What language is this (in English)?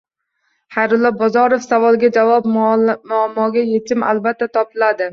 Uzbek